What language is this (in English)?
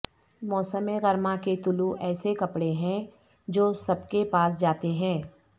Urdu